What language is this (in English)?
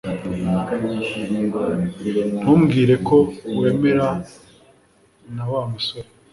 Kinyarwanda